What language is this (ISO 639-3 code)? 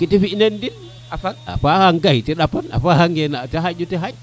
srr